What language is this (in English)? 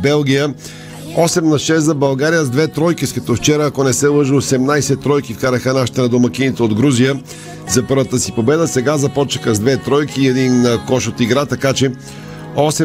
Bulgarian